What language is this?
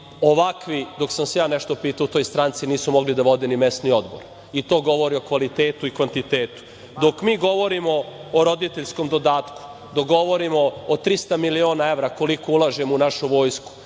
Serbian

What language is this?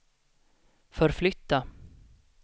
Swedish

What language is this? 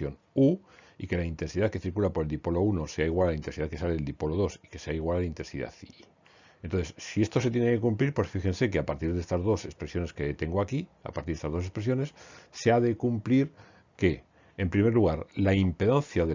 Spanish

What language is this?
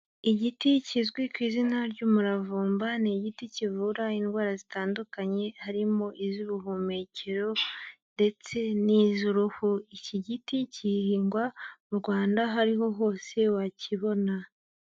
Kinyarwanda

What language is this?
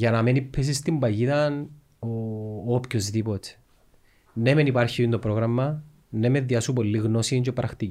Greek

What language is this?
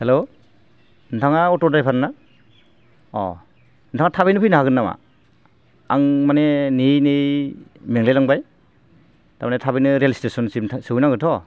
Bodo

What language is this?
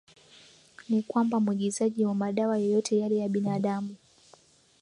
Swahili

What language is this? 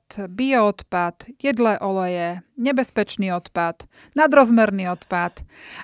Slovak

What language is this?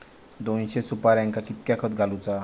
Marathi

